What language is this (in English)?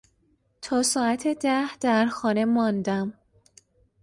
Persian